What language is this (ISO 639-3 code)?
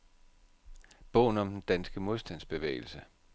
dan